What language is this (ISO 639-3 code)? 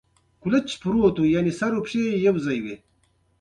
pus